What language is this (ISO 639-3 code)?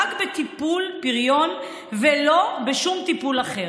heb